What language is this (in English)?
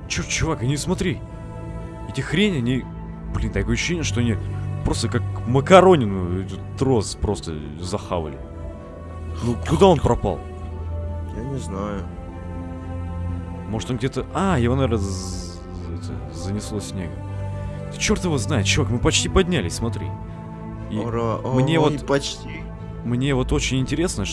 Russian